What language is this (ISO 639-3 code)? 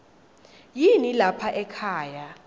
ssw